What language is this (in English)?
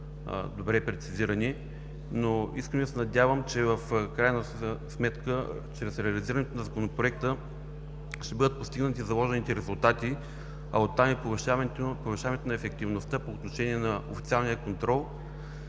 Bulgarian